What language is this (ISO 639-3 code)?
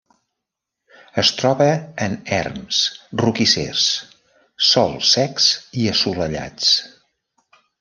cat